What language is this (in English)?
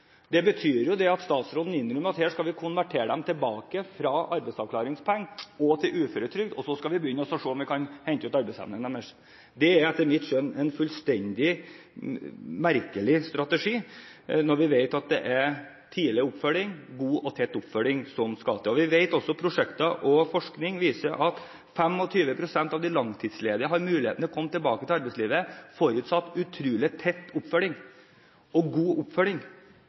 Norwegian Bokmål